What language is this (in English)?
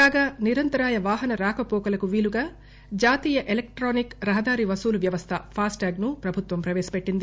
Telugu